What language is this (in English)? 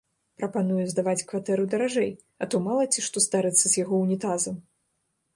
Belarusian